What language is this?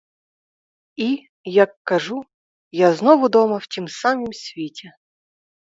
Ukrainian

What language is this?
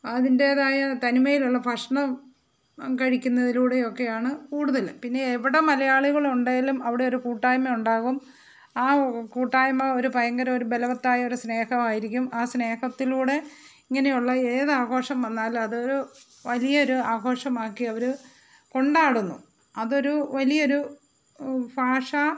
Malayalam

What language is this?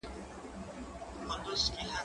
Pashto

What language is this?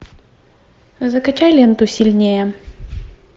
Russian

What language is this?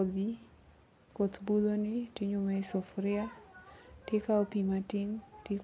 Luo (Kenya and Tanzania)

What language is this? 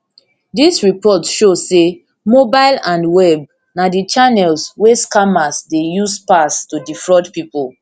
Nigerian Pidgin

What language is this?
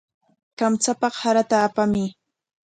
Corongo Ancash Quechua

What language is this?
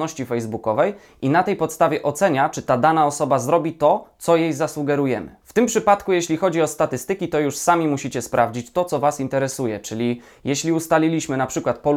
Polish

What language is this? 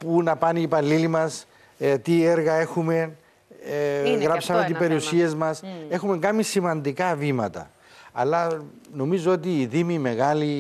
Greek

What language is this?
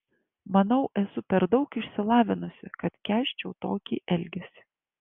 Lithuanian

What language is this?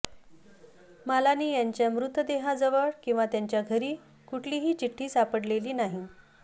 Marathi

